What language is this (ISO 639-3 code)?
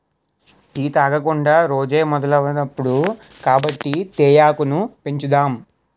tel